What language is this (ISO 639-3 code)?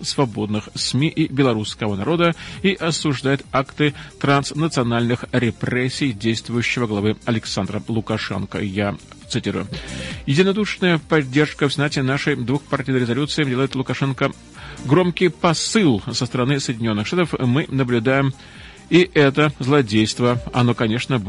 rus